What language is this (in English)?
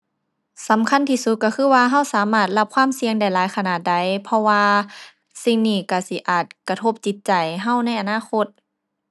Thai